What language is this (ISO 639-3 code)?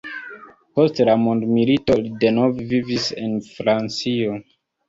epo